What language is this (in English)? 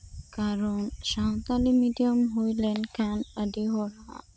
Santali